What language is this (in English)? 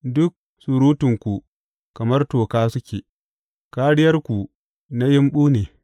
Hausa